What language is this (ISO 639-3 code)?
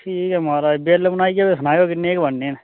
doi